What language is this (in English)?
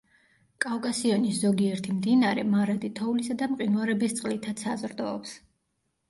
Georgian